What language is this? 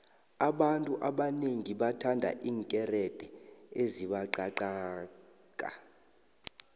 South Ndebele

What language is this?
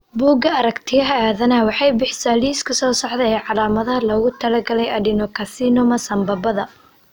Somali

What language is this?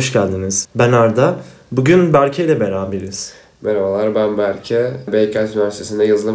Turkish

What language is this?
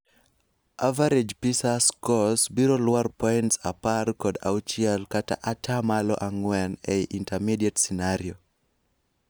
Luo (Kenya and Tanzania)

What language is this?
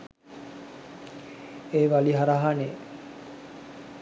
Sinhala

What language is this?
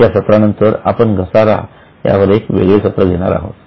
Marathi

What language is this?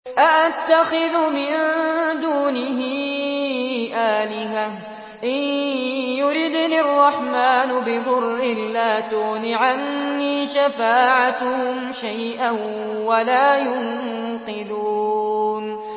Arabic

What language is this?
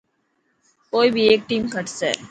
Dhatki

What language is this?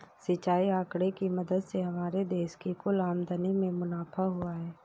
Hindi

